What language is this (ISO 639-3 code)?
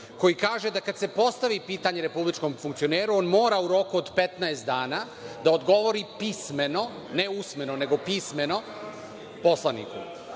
srp